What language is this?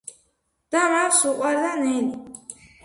Georgian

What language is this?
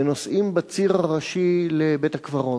Hebrew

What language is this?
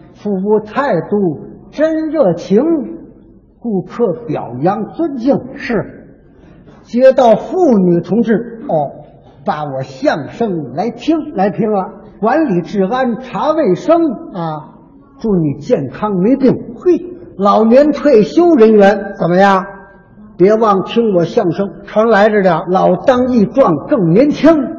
Chinese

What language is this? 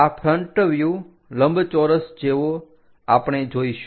Gujarati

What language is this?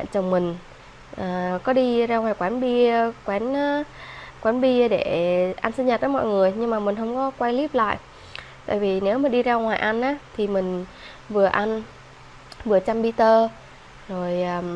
Vietnamese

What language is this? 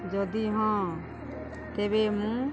Odia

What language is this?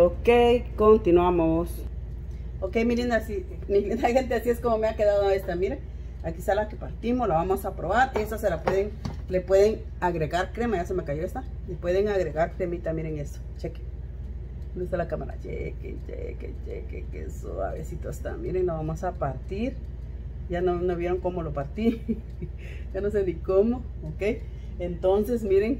Spanish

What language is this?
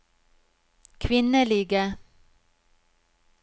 Norwegian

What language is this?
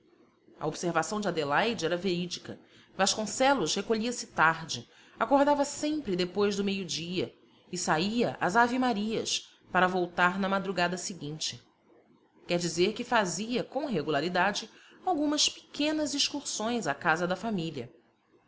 Portuguese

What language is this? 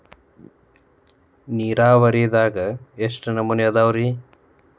Kannada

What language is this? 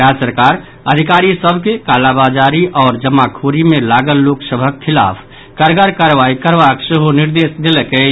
Maithili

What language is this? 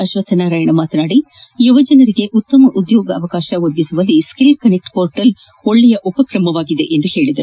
Kannada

